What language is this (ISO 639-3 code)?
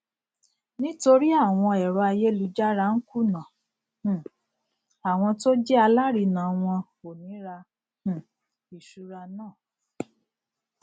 yor